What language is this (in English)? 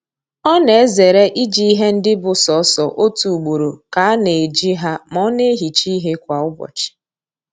Igbo